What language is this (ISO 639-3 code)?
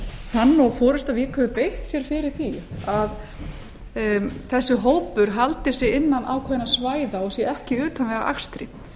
isl